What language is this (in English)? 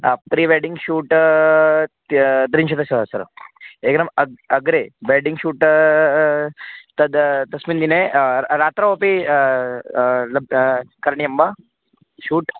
Sanskrit